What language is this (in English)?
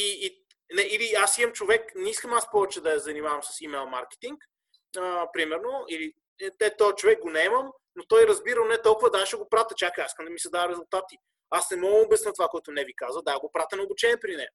Bulgarian